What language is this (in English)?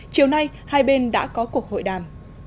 Vietnamese